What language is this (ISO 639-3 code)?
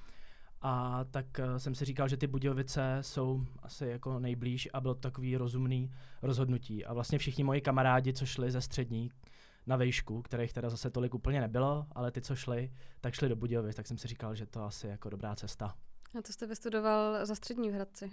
ces